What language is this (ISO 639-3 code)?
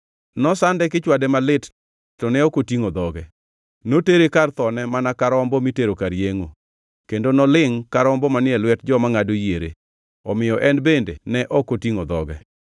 luo